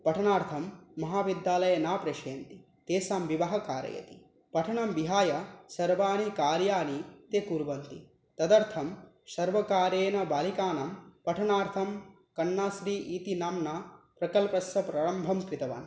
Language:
Sanskrit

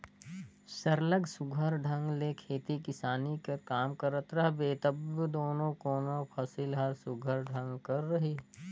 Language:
Chhattisgarhi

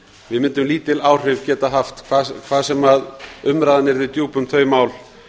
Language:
Icelandic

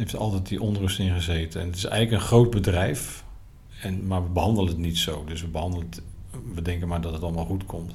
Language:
Dutch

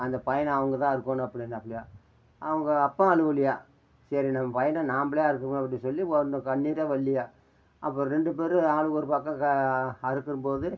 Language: Tamil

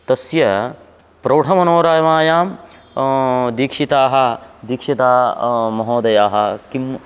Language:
Sanskrit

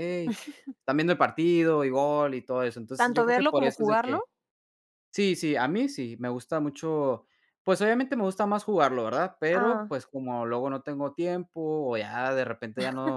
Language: Spanish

